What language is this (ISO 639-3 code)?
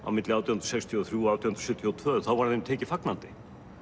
isl